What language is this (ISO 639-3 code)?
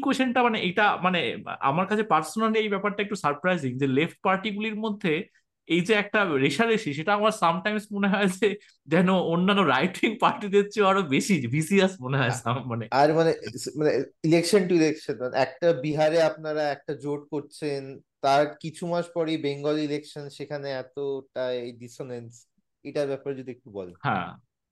ben